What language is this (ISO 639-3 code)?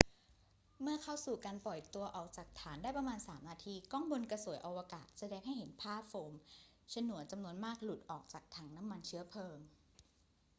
tha